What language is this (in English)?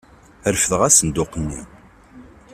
Kabyle